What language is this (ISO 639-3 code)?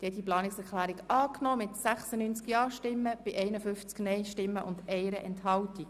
gsw